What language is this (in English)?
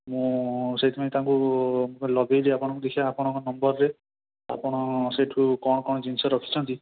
Odia